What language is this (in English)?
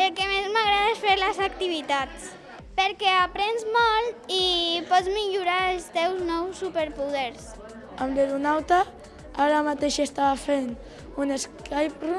Catalan